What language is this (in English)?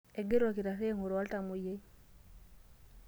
Masai